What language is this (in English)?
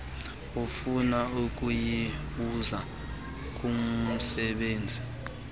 Xhosa